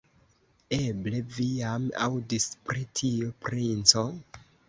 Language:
Esperanto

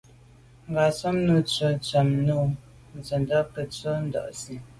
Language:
Medumba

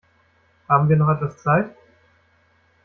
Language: German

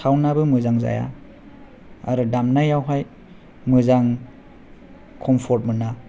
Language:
Bodo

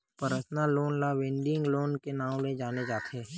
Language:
Chhattisgarhi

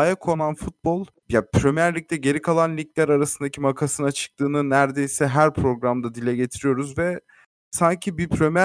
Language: Turkish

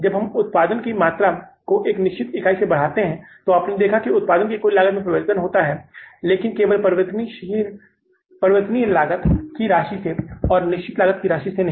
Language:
Hindi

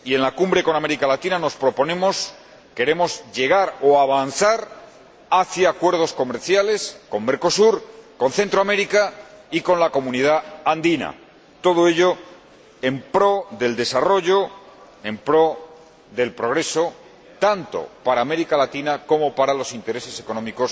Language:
Spanish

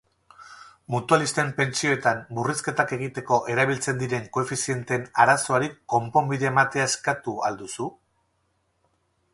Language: Basque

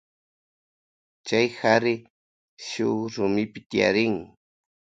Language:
Loja Highland Quichua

